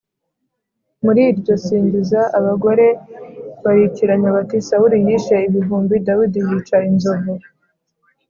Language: Kinyarwanda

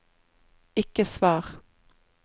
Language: Norwegian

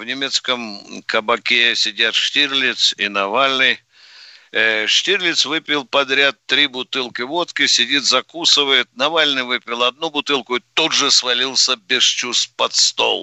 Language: Russian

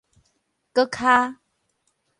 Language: Min Nan Chinese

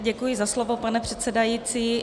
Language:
Czech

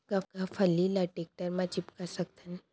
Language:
Chhattisgarhi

